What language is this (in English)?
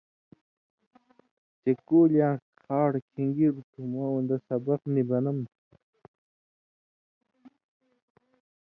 Indus Kohistani